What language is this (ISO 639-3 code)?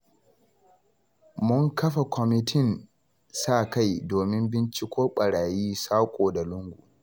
hau